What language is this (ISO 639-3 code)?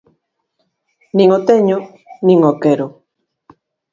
glg